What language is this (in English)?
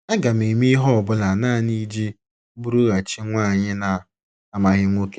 Igbo